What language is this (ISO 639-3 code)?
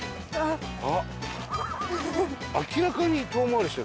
jpn